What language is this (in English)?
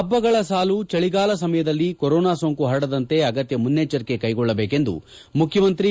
Kannada